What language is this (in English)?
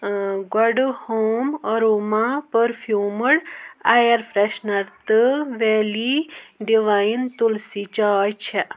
Kashmiri